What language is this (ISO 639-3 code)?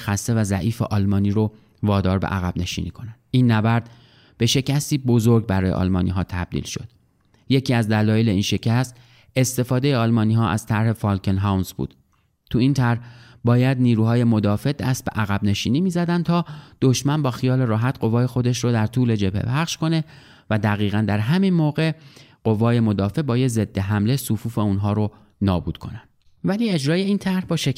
fas